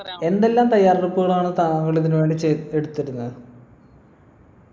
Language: Malayalam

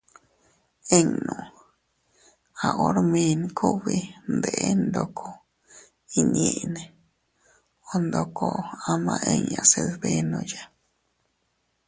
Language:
Teutila Cuicatec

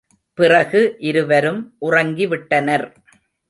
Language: Tamil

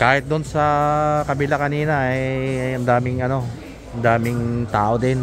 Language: Filipino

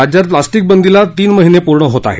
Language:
Marathi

